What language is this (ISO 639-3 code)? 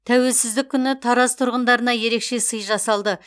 kaz